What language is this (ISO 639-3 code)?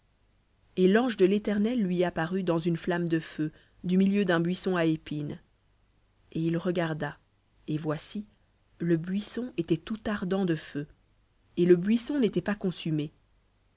fra